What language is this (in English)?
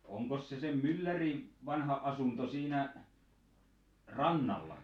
Finnish